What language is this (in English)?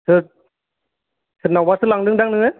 Bodo